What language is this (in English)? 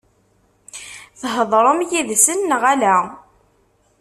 Kabyle